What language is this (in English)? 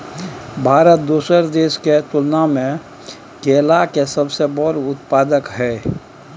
Maithili